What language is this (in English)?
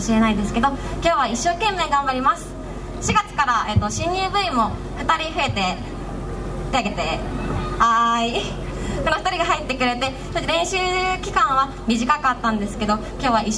Japanese